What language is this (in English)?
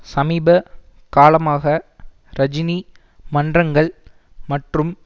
Tamil